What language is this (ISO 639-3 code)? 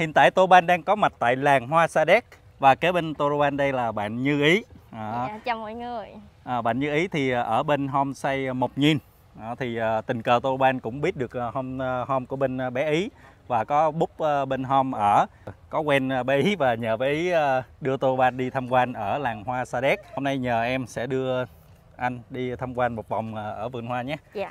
vie